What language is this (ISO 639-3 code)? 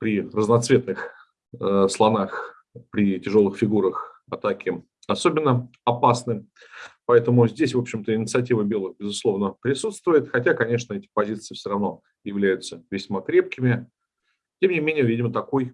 rus